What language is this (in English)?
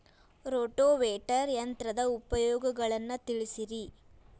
Kannada